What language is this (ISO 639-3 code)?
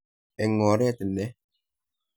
kln